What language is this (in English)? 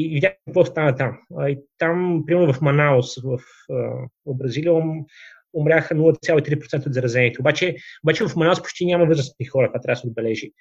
Bulgarian